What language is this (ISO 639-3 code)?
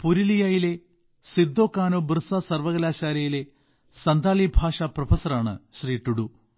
mal